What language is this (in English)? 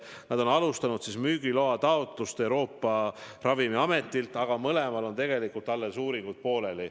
Estonian